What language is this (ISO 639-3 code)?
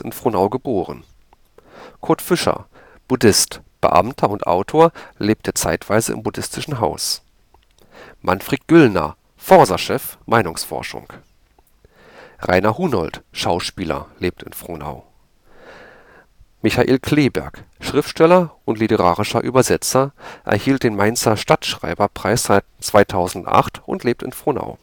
deu